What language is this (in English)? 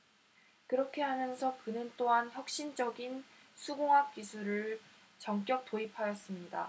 Korean